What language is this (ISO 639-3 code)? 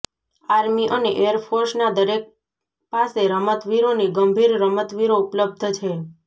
guj